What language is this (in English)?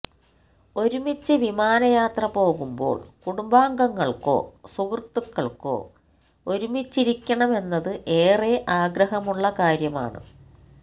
Malayalam